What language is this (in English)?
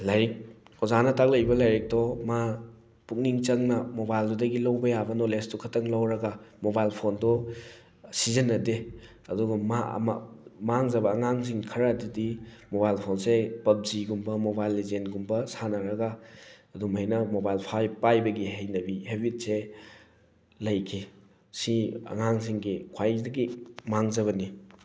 Manipuri